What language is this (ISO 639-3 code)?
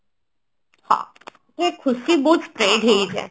ori